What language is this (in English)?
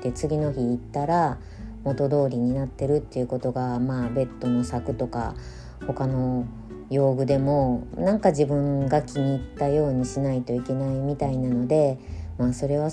Japanese